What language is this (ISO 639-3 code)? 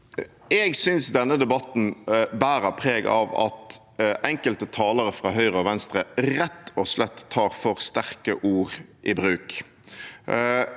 nor